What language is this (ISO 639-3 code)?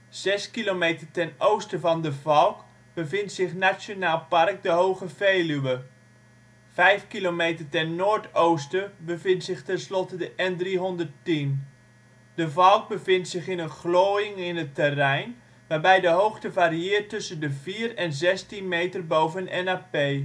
nld